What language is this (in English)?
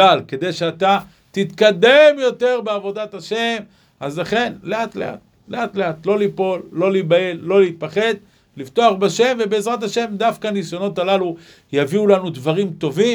Hebrew